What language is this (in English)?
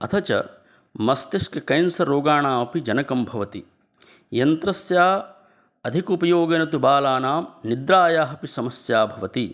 Sanskrit